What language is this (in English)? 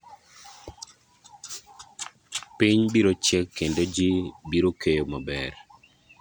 Luo (Kenya and Tanzania)